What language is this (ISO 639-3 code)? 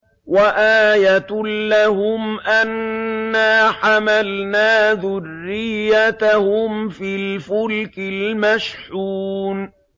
ara